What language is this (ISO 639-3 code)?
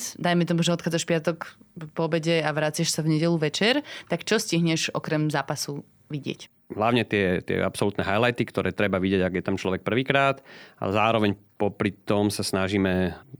slk